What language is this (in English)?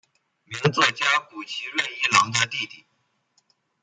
Chinese